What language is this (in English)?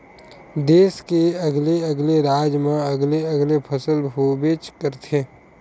Chhattisgarhi